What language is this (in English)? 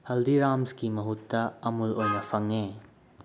Manipuri